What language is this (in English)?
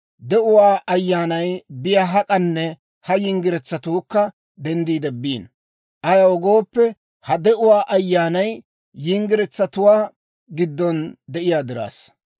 Dawro